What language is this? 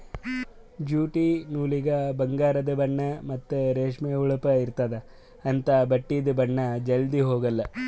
Kannada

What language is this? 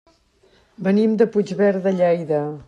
Catalan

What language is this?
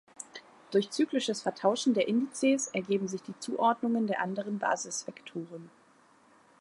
German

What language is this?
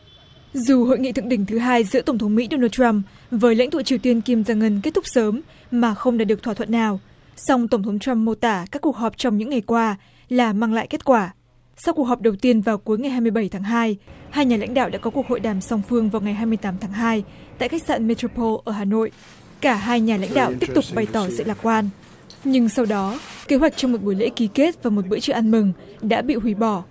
Vietnamese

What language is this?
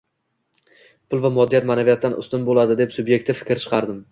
Uzbek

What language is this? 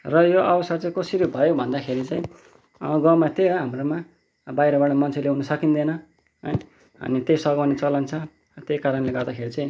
Nepali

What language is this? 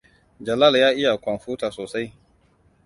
Hausa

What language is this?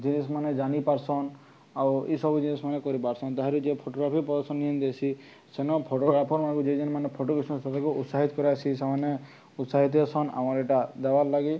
Odia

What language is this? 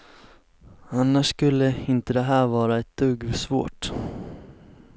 Swedish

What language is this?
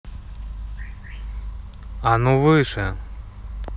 Russian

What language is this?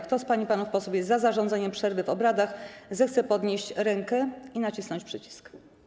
Polish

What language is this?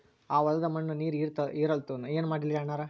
Kannada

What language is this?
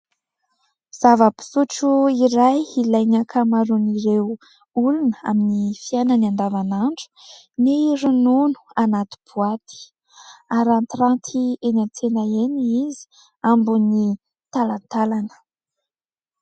Malagasy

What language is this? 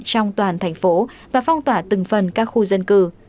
Vietnamese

